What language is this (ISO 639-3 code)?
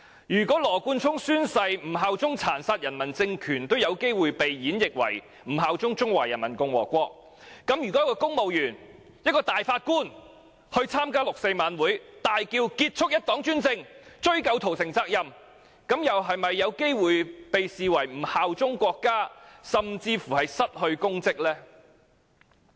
yue